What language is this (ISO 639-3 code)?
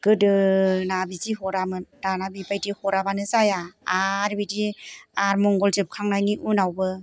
brx